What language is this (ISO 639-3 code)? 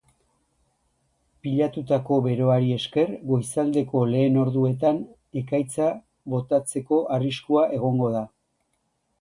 eus